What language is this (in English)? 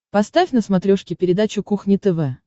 Russian